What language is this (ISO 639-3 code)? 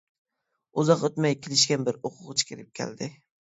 uig